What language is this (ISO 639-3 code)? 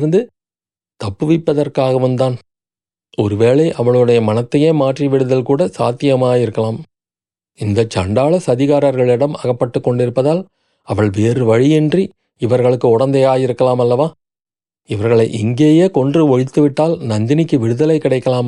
tam